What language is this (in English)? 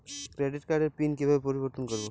Bangla